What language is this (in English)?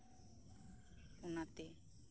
Santali